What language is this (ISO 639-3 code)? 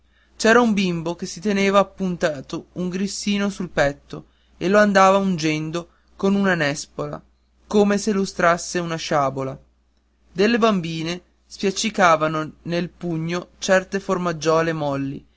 ita